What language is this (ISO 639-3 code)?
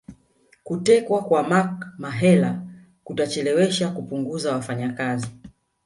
swa